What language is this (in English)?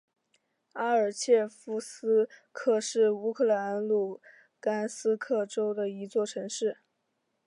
Chinese